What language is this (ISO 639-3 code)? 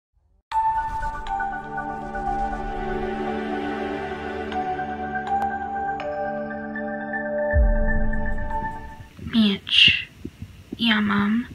pol